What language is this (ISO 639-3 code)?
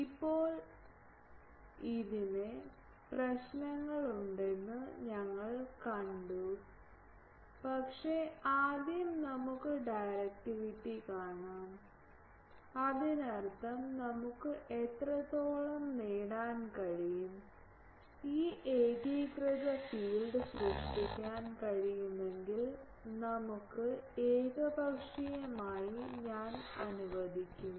mal